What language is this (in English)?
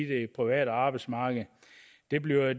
Danish